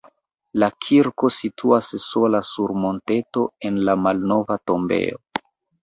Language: Esperanto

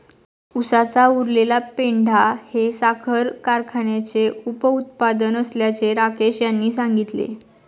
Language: Marathi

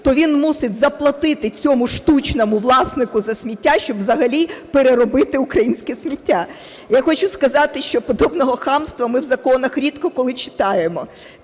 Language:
Ukrainian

